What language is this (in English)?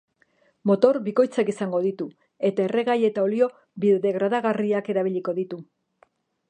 Basque